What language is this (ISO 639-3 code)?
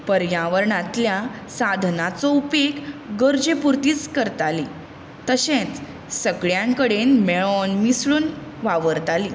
kok